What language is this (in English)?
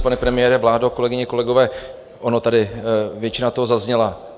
Czech